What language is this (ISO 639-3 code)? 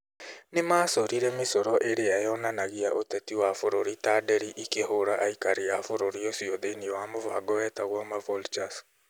kik